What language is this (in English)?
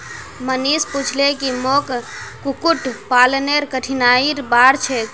Magahi